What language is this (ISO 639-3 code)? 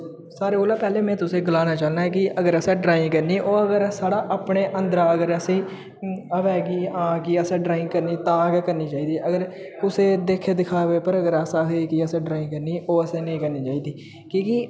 doi